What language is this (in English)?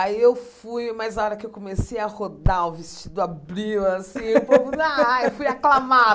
Portuguese